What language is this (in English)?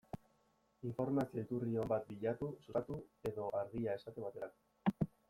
Basque